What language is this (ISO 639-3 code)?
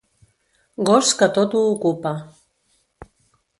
cat